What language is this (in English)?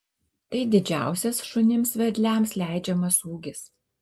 Lithuanian